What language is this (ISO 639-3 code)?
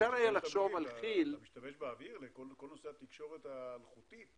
heb